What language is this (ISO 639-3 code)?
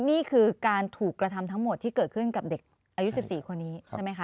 tha